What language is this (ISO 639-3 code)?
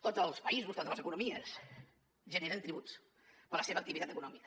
cat